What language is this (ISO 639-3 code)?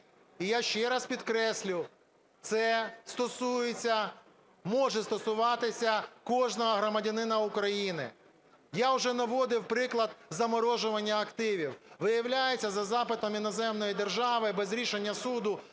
ukr